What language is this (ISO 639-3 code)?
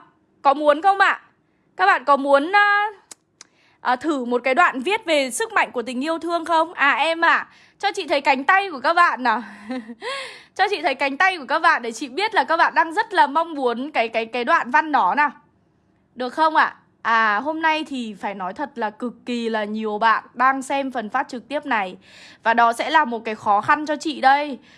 vie